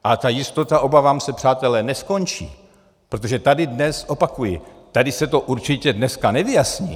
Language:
Czech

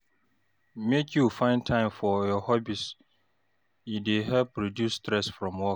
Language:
Nigerian Pidgin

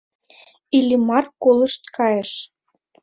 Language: Mari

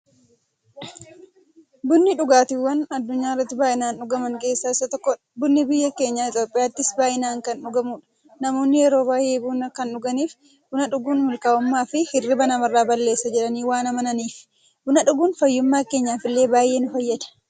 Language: Oromo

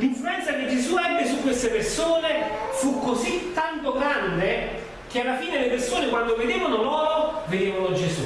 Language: Italian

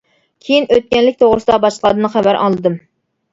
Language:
Uyghur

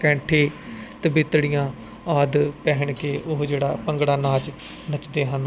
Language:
Punjabi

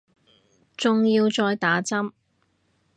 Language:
Cantonese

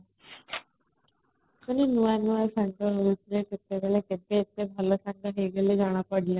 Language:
Odia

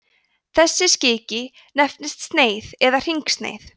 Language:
Icelandic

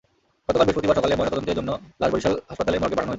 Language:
Bangla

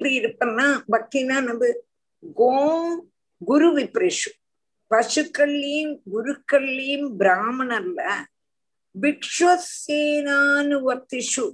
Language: Tamil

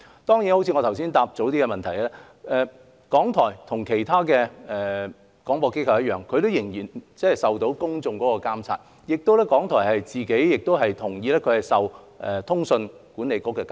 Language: Cantonese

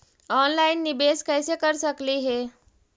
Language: Magahi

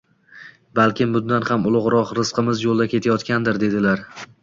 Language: Uzbek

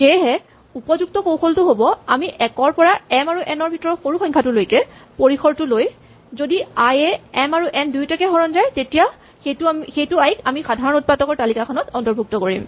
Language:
Assamese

